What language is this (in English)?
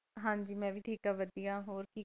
Punjabi